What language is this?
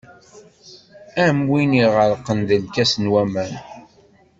Kabyle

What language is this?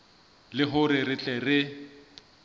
Southern Sotho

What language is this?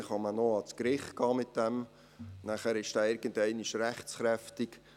Swiss German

